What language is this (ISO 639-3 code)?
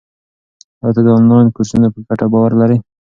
pus